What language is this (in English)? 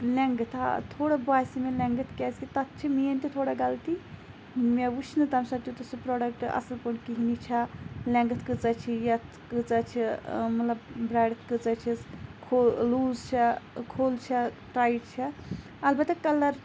Kashmiri